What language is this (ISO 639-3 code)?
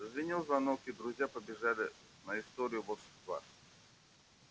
rus